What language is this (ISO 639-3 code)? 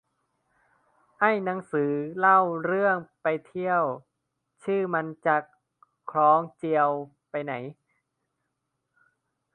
tha